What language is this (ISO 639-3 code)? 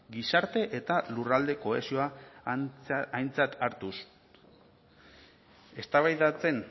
eus